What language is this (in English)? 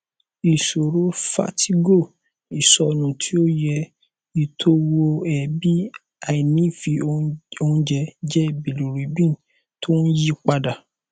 Yoruba